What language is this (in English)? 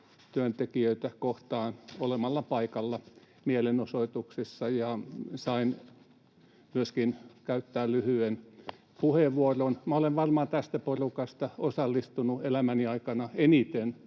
Finnish